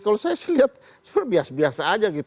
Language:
Indonesian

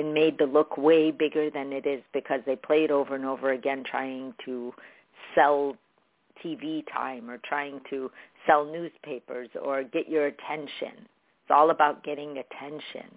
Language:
English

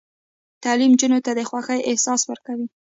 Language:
Pashto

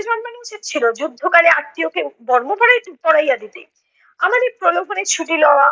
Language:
Bangla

